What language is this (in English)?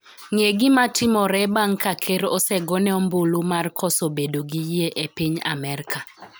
Luo (Kenya and Tanzania)